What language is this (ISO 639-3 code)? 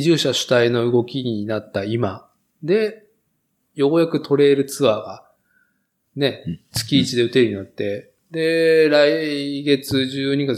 jpn